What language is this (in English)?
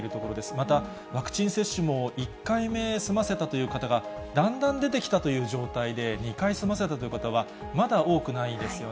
Japanese